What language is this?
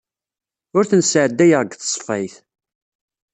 Kabyle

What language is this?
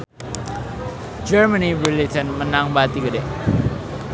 Sundanese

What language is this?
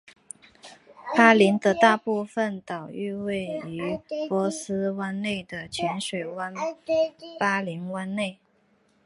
Chinese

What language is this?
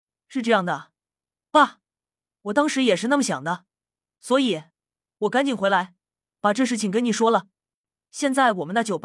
Chinese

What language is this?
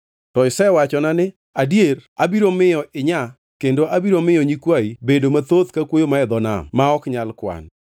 Luo (Kenya and Tanzania)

